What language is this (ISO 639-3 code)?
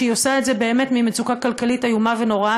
heb